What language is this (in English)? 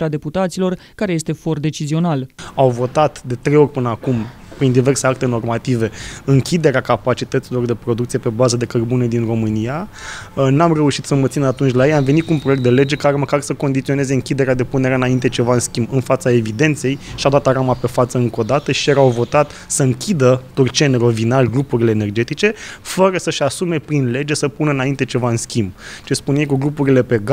Romanian